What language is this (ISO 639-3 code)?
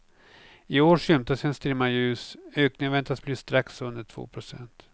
swe